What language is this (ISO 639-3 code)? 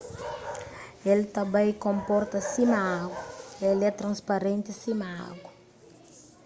kea